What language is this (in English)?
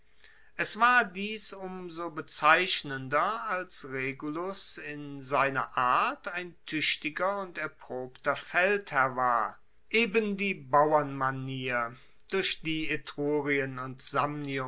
German